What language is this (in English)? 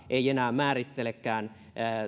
Finnish